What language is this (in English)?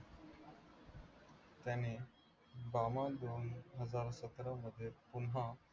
Marathi